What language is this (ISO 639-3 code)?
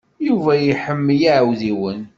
kab